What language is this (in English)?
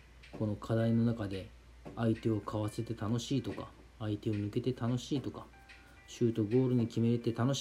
Japanese